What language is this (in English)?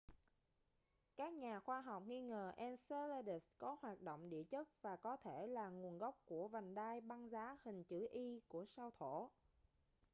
Vietnamese